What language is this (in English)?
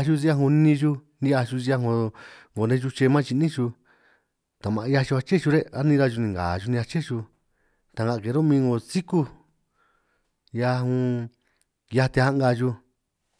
San Martín Itunyoso Triqui